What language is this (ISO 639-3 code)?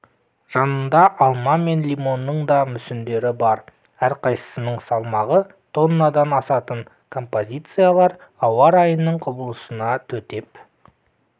kaz